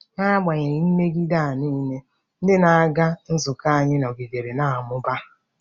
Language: Igbo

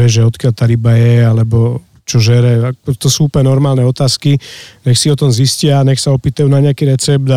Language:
Slovak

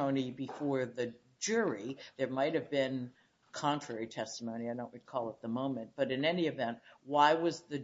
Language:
English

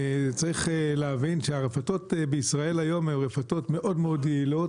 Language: Hebrew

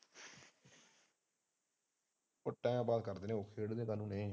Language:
Punjabi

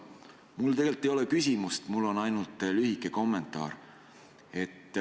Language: Estonian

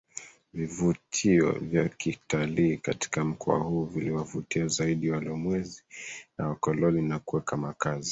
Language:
Swahili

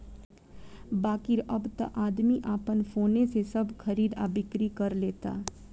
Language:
Bhojpuri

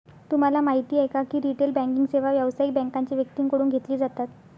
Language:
Marathi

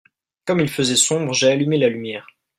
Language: French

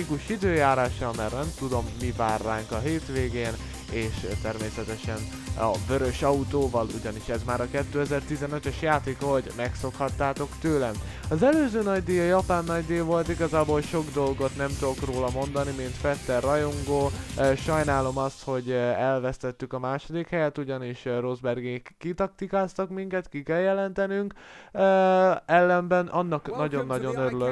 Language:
Hungarian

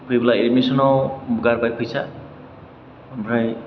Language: Bodo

